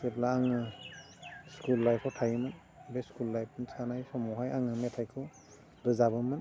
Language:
Bodo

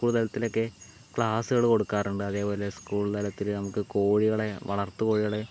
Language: Malayalam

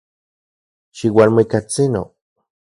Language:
Central Puebla Nahuatl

